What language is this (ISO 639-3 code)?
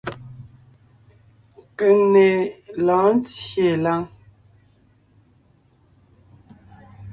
nnh